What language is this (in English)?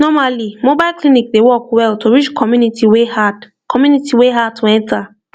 Nigerian Pidgin